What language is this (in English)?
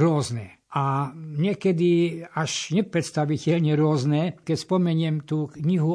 Slovak